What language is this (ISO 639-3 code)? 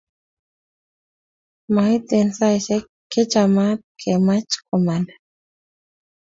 kln